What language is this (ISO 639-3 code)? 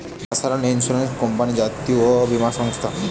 ben